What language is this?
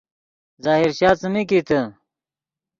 Yidgha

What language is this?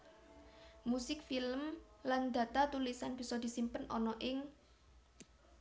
Javanese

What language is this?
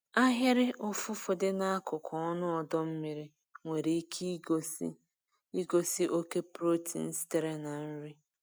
Igbo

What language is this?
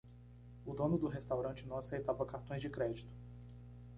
Portuguese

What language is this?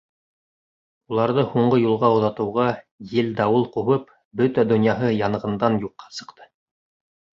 Bashkir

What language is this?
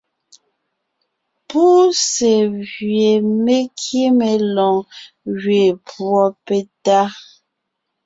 Ngiemboon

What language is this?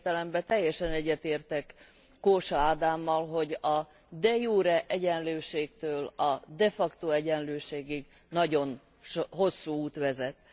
Hungarian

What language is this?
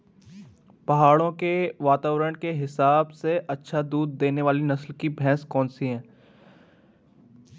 Hindi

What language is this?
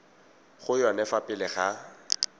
Tswana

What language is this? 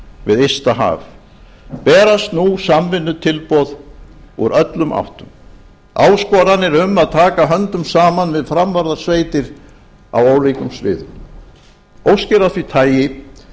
Icelandic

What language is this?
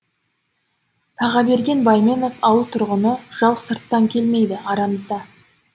Kazakh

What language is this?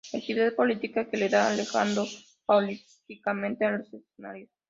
Spanish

